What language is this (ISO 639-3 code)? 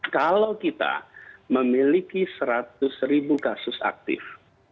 ind